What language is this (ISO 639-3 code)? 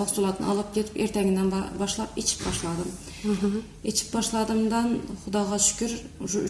tur